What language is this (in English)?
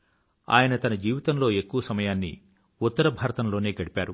Telugu